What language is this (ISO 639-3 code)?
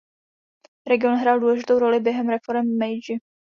ces